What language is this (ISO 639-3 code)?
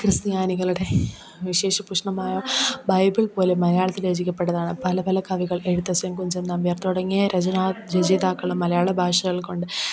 mal